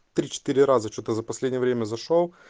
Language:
Russian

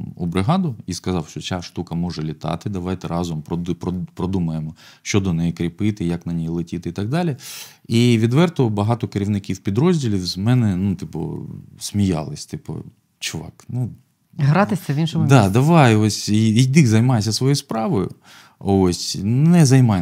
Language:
Ukrainian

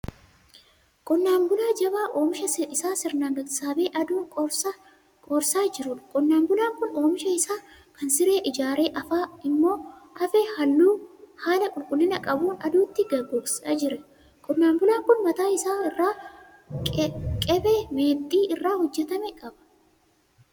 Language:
Oromo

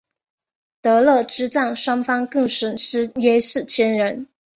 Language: Chinese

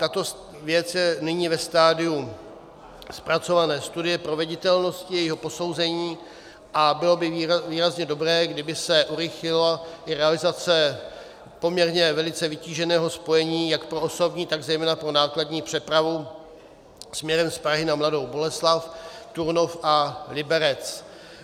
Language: Czech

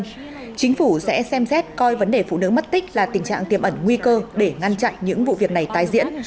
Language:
Vietnamese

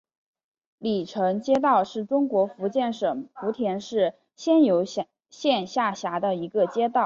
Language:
Chinese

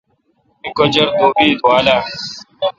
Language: Kalkoti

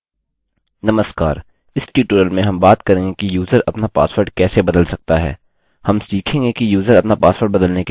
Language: Hindi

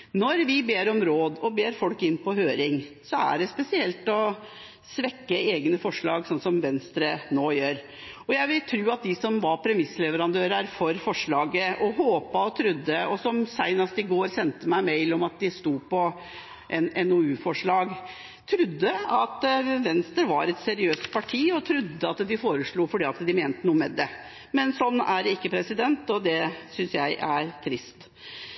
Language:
Norwegian Bokmål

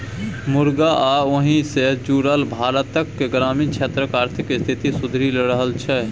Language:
Maithili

